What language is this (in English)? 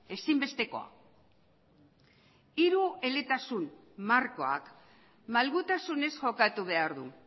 Basque